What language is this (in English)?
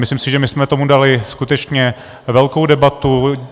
Czech